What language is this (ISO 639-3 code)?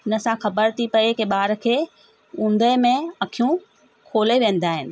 snd